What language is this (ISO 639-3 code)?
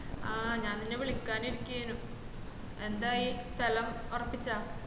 mal